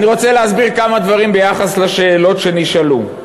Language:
Hebrew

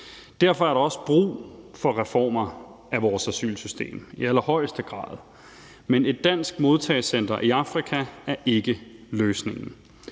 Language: Danish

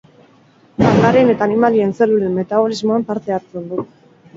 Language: Basque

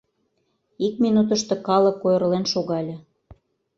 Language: Mari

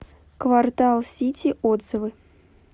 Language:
Russian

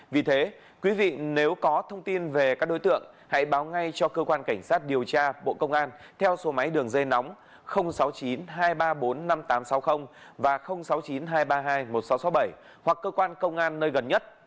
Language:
Vietnamese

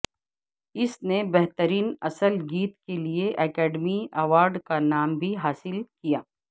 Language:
Urdu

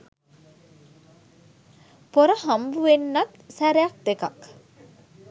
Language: Sinhala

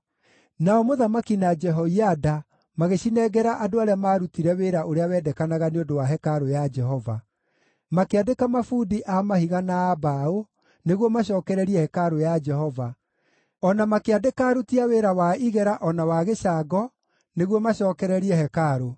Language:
Kikuyu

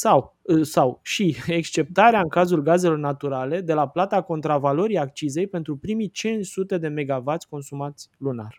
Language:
Romanian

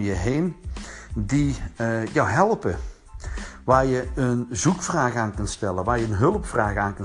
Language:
Dutch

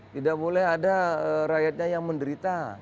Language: Indonesian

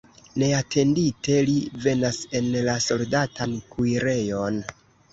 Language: Esperanto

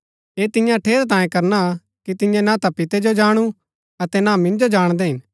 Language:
Gaddi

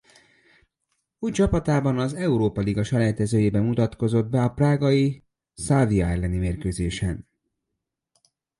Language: Hungarian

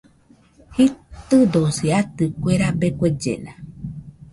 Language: Nüpode Huitoto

